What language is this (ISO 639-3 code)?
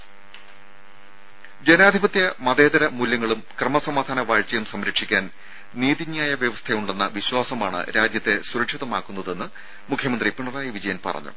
mal